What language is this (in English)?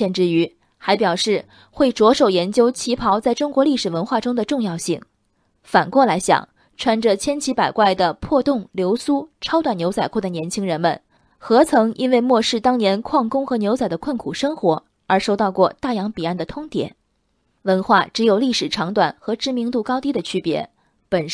Chinese